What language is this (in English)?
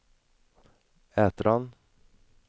Swedish